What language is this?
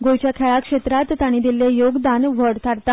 Konkani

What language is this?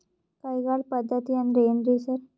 Kannada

